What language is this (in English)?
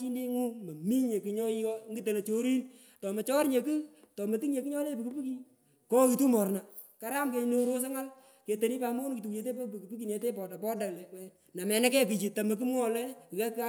Pökoot